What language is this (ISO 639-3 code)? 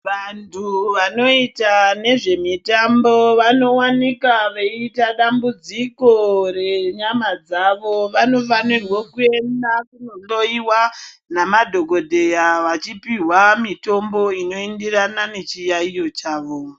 ndc